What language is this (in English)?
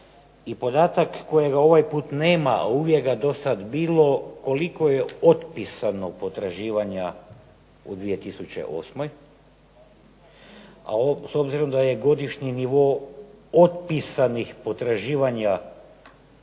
Croatian